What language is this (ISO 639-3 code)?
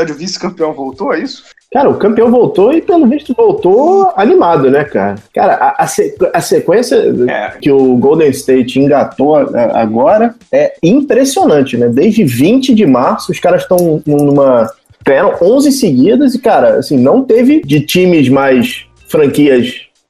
por